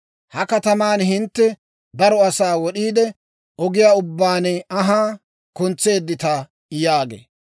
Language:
Dawro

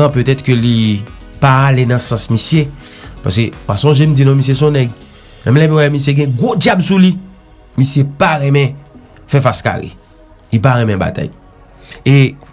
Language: French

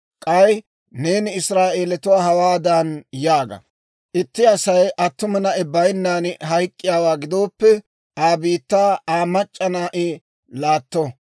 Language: Dawro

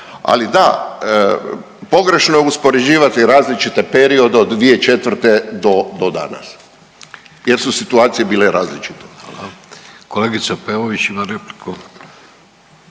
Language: Croatian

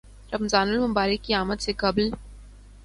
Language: Urdu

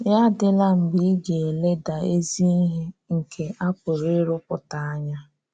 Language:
Igbo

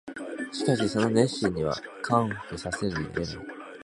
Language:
Japanese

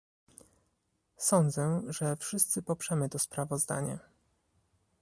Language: Polish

